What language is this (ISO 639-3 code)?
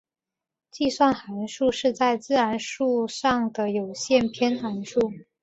zho